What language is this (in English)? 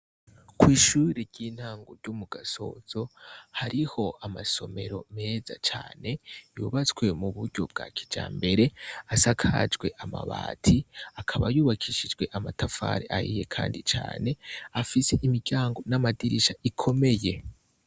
Rundi